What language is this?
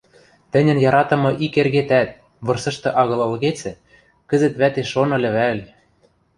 Western Mari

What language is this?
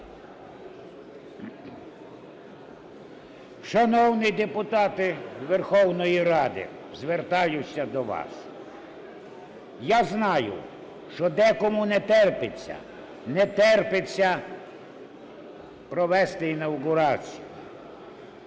Ukrainian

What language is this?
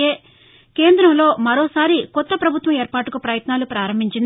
Telugu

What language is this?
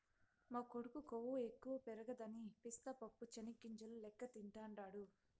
Telugu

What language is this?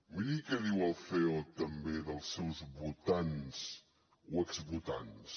Catalan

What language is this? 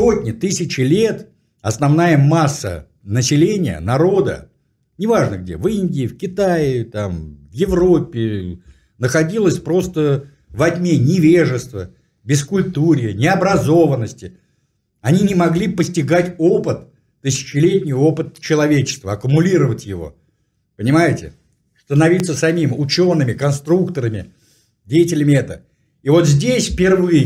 Russian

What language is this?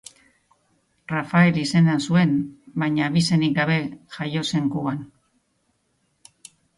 Basque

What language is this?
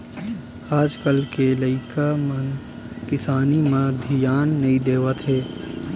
Chhattisgarhi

